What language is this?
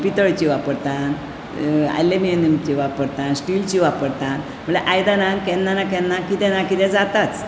Konkani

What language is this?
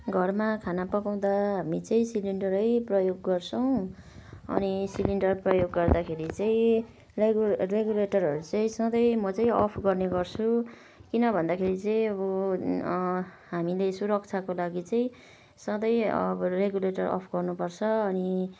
Nepali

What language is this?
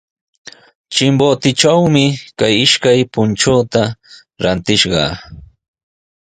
Sihuas Ancash Quechua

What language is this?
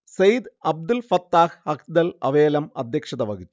Malayalam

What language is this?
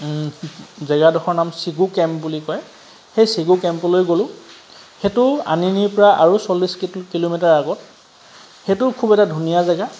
Assamese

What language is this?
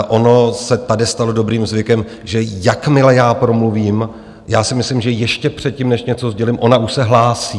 Czech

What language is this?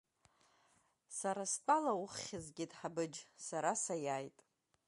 Abkhazian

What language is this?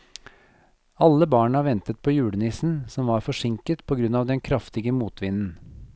Norwegian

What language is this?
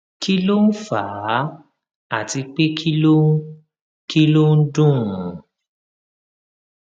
Yoruba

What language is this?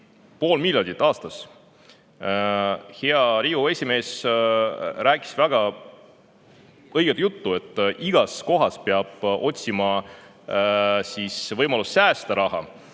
Estonian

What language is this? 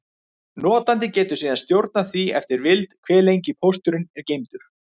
Icelandic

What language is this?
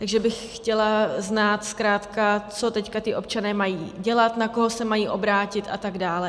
Czech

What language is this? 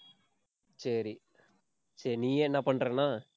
Tamil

